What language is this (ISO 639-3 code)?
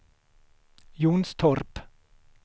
swe